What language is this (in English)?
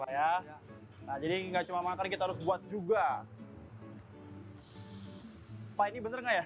Indonesian